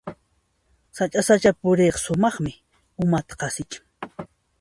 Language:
Puno Quechua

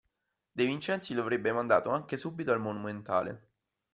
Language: Italian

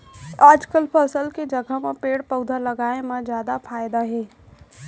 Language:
Chhattisgarhi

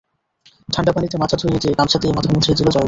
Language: Bangla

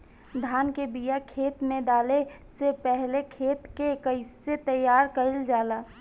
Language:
Bhojpuri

